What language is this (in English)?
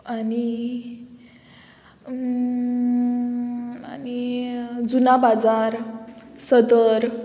Konkani